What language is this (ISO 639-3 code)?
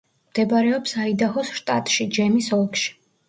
kat